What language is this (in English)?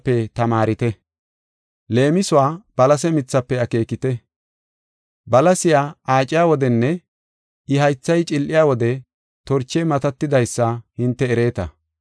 Gofa